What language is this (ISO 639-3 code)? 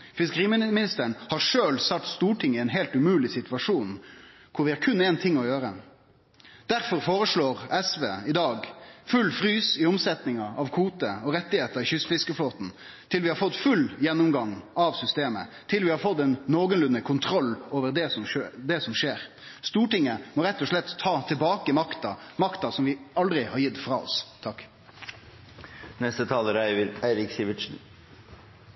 nor